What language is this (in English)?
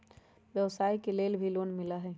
Magahi